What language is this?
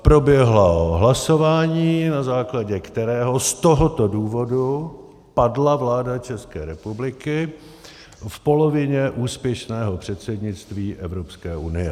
Czech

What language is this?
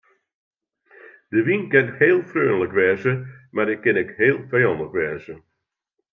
Western Frisian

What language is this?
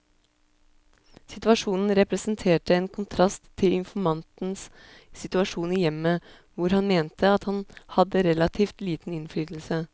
Norwegian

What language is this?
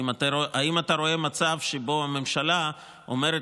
Hebrew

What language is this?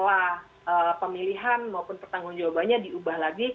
Indonesian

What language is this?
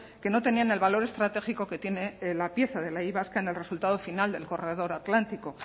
Spanish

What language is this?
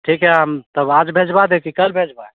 Hindi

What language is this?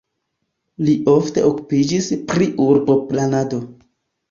Esperanto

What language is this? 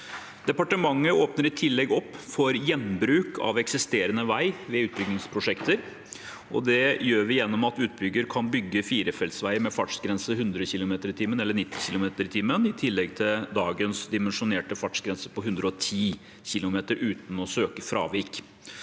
Norwegian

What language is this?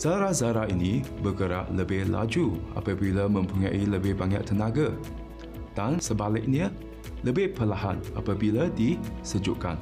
Malay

